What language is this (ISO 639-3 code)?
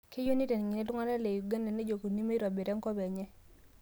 mas